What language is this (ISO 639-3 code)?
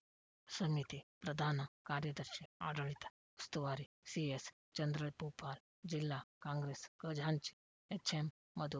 kan